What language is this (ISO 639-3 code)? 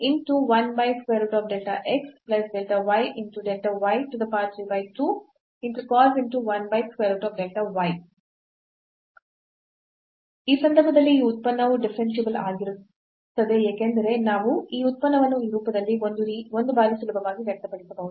kan